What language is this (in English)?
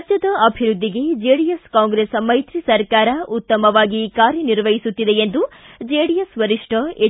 Kannada